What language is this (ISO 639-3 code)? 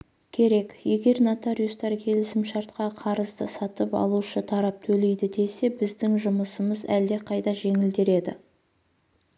kaz